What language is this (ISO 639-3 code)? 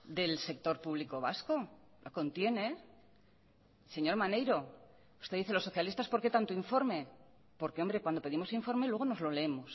spa